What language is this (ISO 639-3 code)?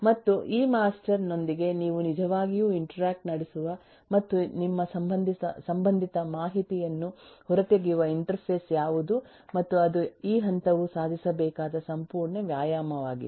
kan